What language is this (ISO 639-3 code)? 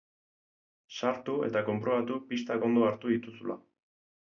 eus